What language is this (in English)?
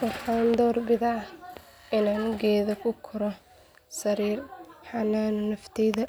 Somali